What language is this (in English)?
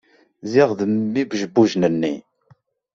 Kabyle